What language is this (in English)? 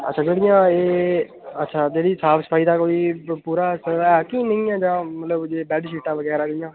Dogri